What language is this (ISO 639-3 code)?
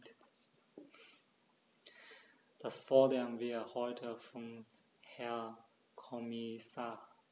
deu